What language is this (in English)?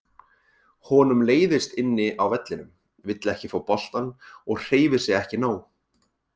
Icelandic